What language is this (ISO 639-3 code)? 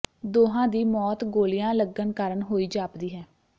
pan